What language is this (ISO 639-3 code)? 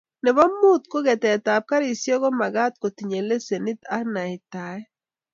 kln